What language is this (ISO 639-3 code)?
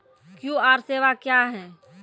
mai